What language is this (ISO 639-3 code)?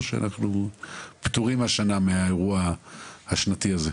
heb